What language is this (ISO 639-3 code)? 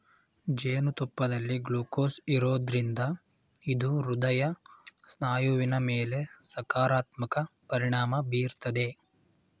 kan